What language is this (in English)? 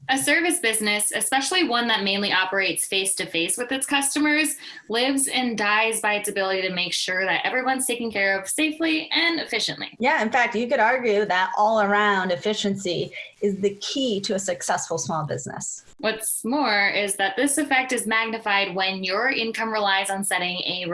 English